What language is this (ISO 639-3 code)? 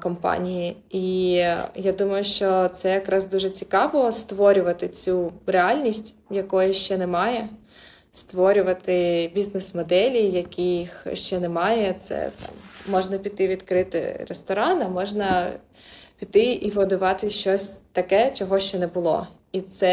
ukr